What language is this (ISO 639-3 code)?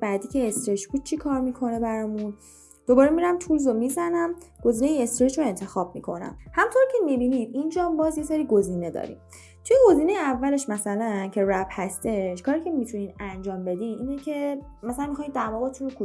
fas